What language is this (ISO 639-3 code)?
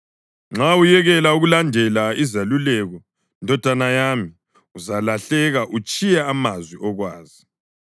nde